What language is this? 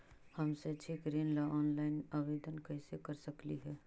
Magahi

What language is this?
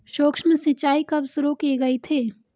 Hindi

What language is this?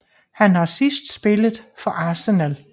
Danish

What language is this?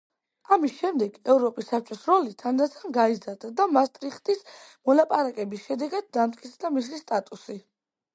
Georgian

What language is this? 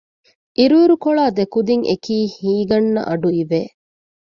Divehi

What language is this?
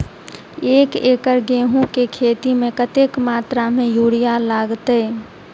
Maithili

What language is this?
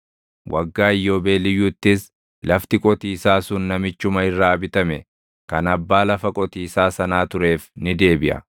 Oromo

